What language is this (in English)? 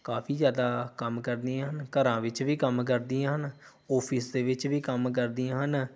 Punjabi